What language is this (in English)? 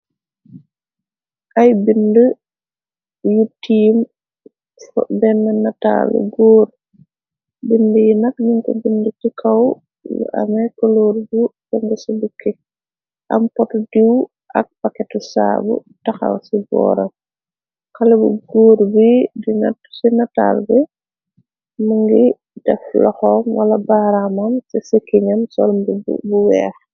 Wolof